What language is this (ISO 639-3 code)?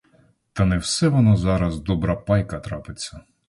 ukr